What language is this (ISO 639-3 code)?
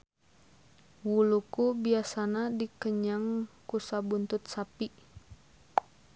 sun